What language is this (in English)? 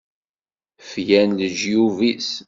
Kabyle